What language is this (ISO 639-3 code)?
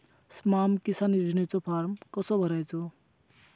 mar